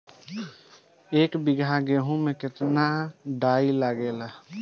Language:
Bhojpuri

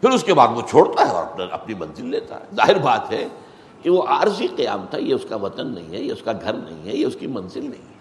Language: Urdu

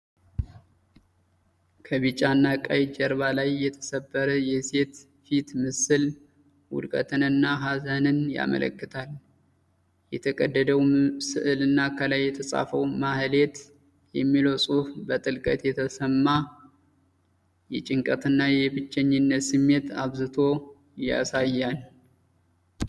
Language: Amharic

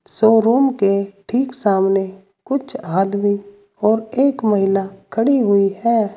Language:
Hindi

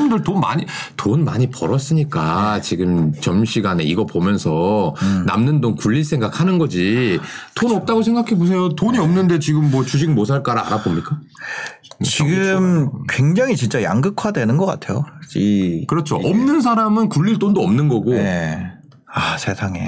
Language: Korean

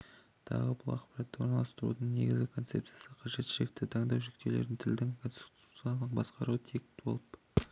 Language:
Kazakh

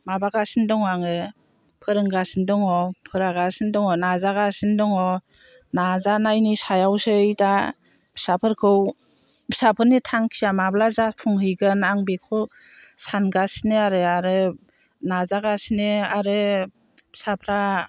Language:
Bodo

